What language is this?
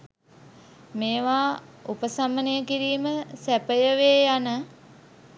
Sinhala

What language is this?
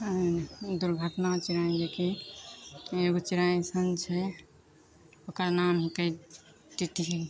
Maithili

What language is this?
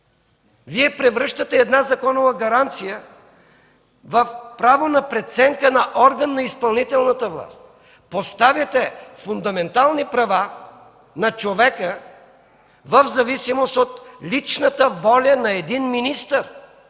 Bulgarian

